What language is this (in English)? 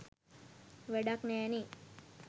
Sinhala